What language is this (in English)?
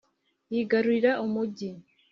Kinyarwanda